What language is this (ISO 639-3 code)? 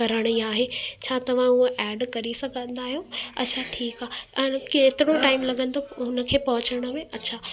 snd